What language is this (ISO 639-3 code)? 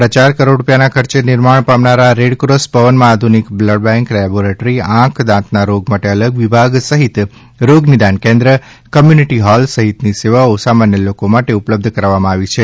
guj